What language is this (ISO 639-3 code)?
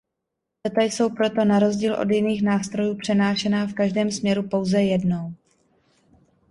ces